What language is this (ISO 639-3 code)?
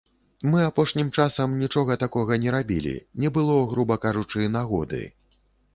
bel